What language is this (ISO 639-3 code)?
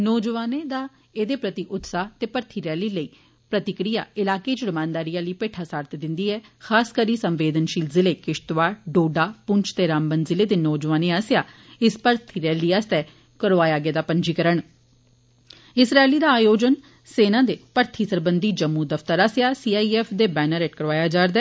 doi